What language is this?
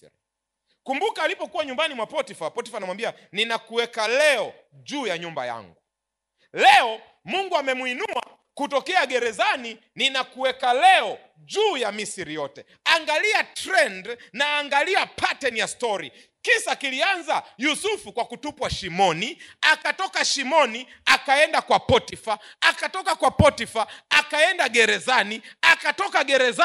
Swahili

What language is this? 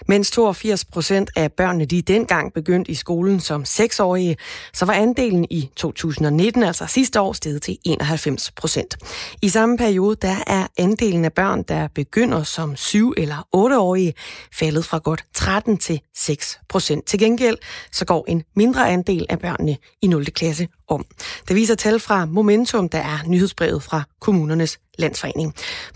Danish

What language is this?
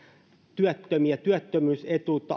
Finnish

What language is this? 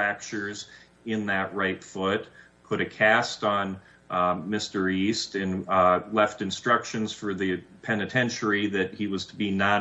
English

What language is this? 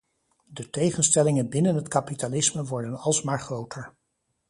Dutch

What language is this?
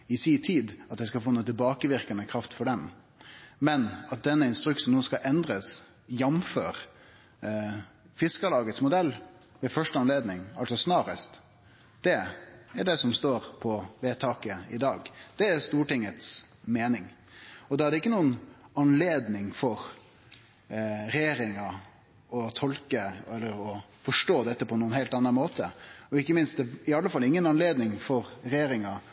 Norwegian Nynorsk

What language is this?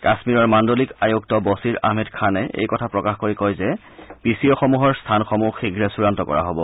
Assamese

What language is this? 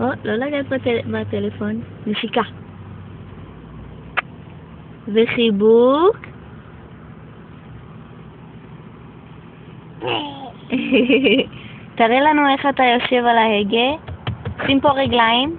Hebrew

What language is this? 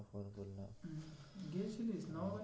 Bangla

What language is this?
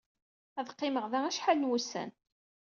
Kabyle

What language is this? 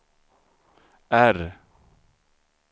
Swedish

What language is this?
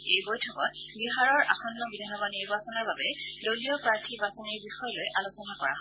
Assamese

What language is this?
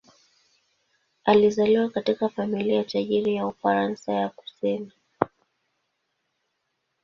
Swahili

